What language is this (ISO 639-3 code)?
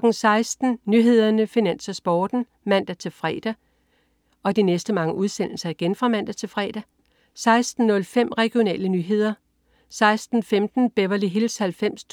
dan